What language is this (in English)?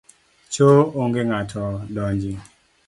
Luo (Kenya and Tanzania)